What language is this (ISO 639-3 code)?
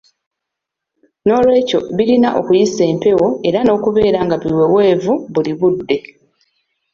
lug